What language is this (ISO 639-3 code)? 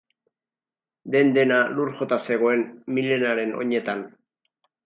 eus